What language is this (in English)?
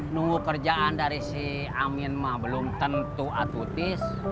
Indonesian